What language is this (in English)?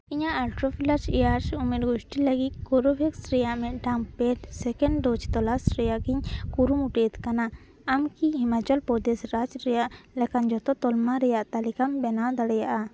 Santali